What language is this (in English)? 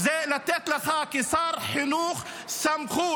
Hebrew